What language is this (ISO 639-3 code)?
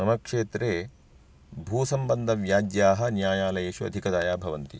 san